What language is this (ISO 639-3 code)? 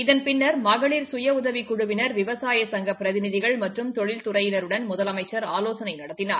tam